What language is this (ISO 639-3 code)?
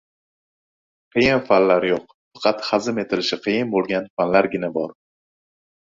uzb